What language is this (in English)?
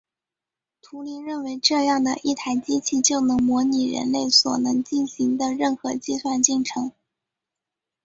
Chinese